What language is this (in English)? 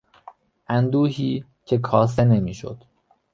Persian